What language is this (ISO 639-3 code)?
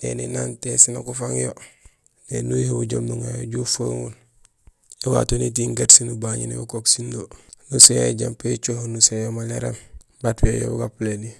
gsl